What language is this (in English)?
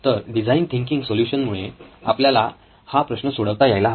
Marathi